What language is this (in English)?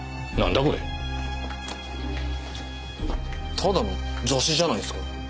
Japanese